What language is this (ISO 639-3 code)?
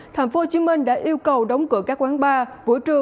vie